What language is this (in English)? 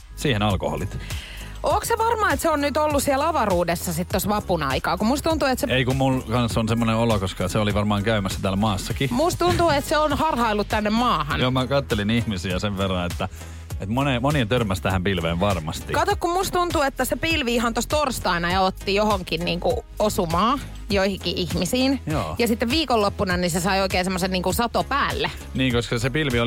Finnish